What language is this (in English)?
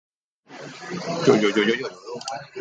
Thai